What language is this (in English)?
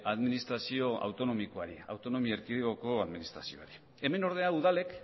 Basque